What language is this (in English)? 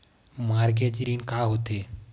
Chhattisgarhi